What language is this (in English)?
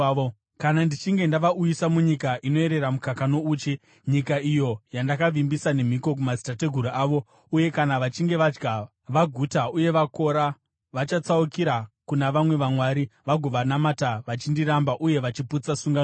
Shona